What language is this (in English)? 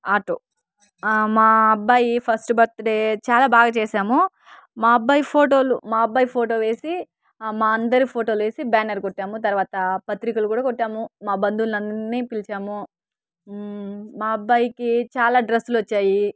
Telugu